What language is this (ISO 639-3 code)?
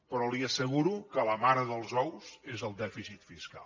cat